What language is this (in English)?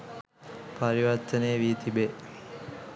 Sinhala